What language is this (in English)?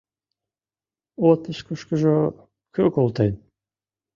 Mari